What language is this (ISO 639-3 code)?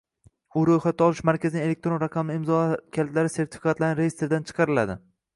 uzb